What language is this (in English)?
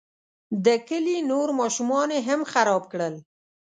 Pashto